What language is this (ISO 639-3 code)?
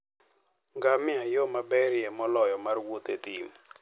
luo